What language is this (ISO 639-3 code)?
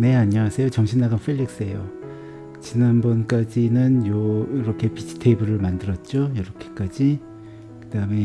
kor